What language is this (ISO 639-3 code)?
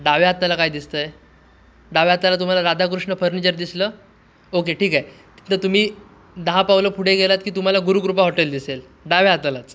mar